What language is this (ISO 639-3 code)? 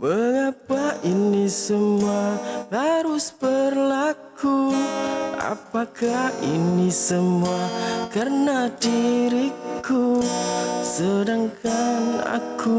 ind